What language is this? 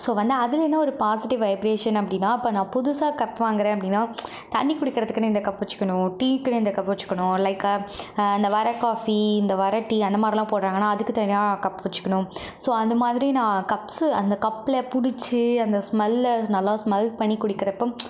Tamil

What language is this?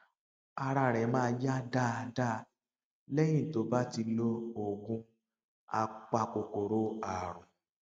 Yoruba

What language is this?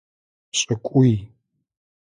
Adyghe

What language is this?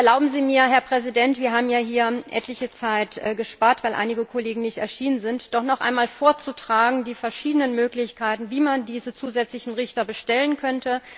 German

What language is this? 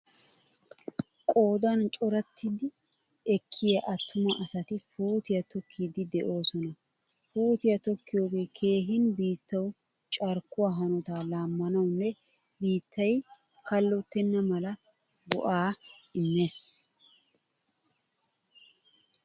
Wolaytta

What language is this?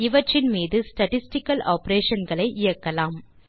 Tamil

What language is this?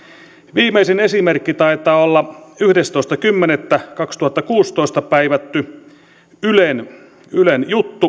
Finnish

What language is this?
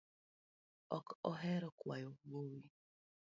Luo (Kenya and Tanzania)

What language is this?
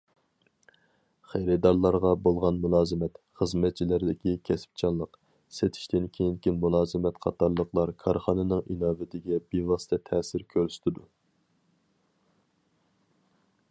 Uyghur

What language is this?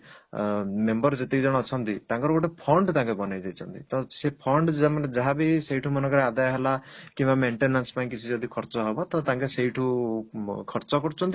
Odia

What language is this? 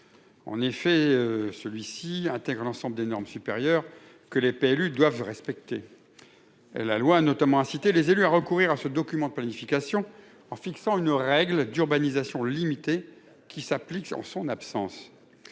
French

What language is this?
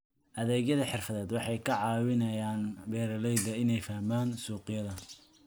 Somali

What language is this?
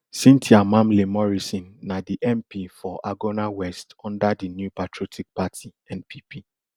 Nigerian Pidgin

